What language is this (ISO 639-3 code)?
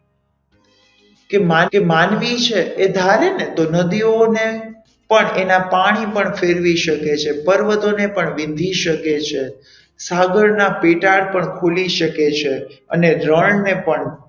guj